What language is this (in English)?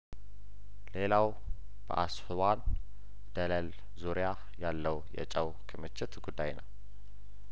Amharic